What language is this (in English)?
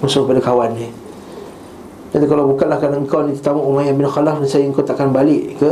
Malay